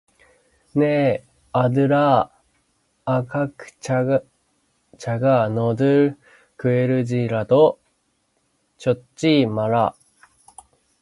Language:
Korean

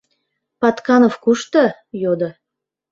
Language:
Mari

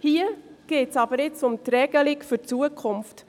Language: Swiss German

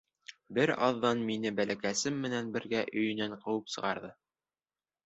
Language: Bashkir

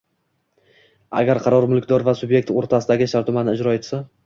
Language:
Uzbek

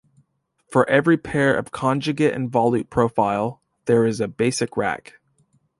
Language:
English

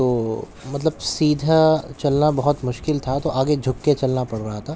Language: Urdu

